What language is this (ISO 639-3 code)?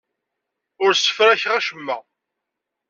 kab